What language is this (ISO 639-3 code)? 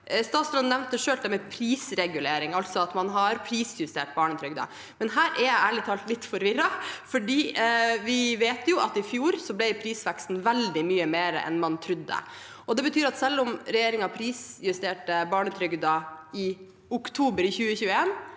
nor